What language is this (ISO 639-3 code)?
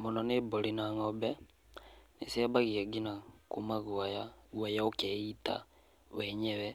kik